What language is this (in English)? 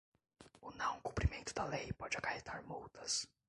Portuguese